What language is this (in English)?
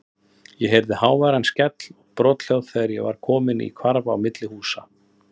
Icelandic